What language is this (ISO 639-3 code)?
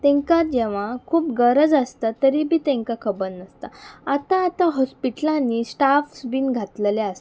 kok